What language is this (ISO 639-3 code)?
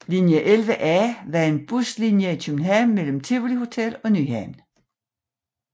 dan